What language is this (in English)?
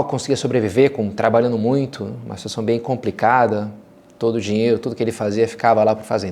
Portuguese